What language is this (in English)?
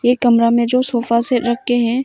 Hindi